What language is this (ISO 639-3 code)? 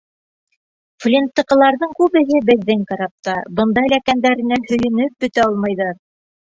bak